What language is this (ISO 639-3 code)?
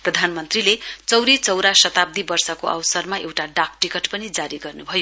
nep